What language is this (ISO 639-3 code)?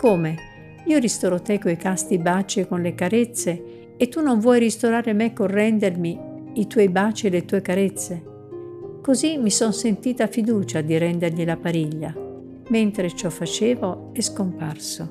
ita